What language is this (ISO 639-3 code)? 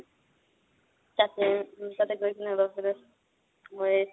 asm